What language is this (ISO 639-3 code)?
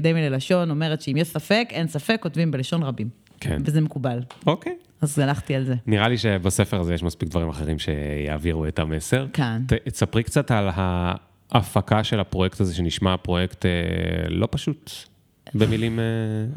heb